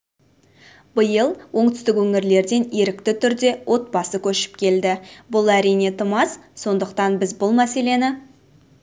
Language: Kazakh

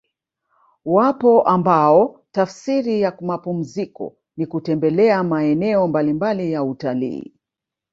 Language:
Swahili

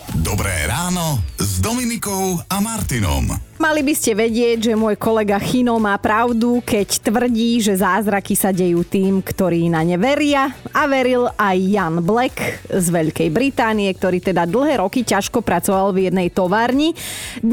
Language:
Slovak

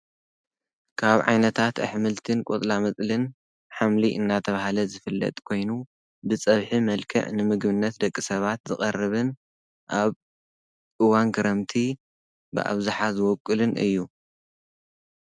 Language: Tigrinya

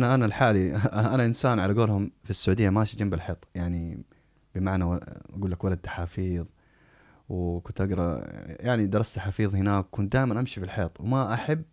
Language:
Arabic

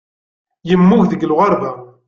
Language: Kabyle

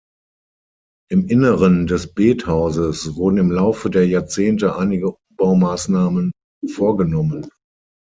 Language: German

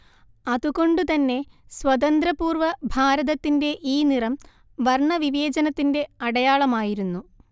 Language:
Malayalam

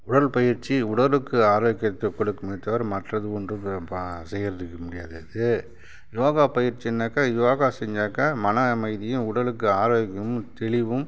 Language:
Tamil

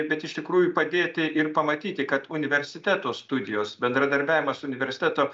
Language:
Lithuanian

